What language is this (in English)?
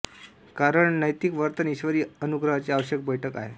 Marathi